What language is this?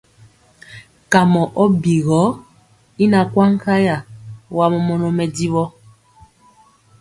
Mpiemo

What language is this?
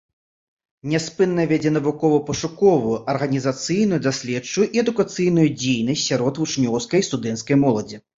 Belarusian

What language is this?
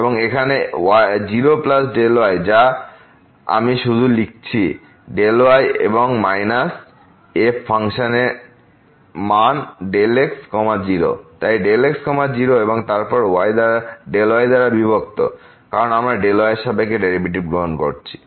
Bangla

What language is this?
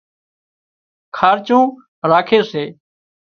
Wadiyara Koli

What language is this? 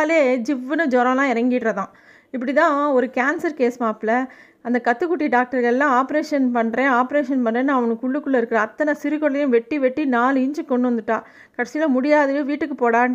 Tamil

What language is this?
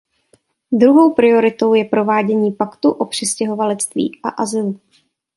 Czech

